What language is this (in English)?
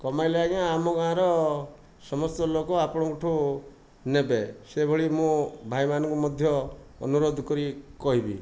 Odia